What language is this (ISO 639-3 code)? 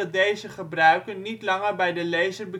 nld